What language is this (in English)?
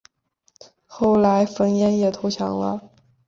Chinese